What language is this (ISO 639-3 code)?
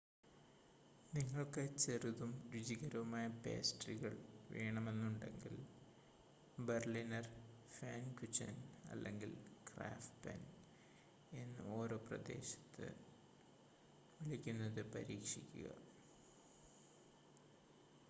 mal